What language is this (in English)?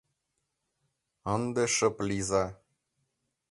Mari